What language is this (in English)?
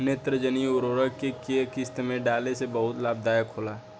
Bhojpuri